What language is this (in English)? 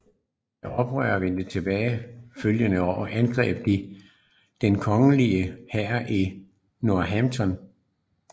Danish